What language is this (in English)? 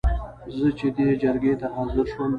Pashto